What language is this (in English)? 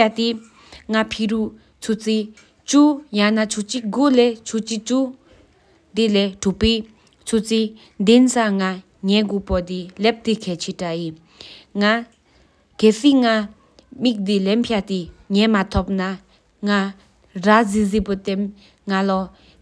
Sikkimese